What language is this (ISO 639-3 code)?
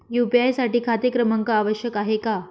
mar